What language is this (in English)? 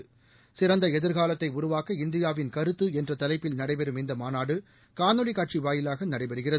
Tamil